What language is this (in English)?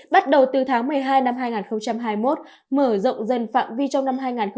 Vietnamese